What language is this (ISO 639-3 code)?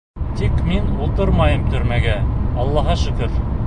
bak